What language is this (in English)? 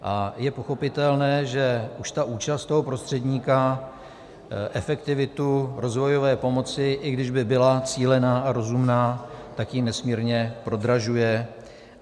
Czech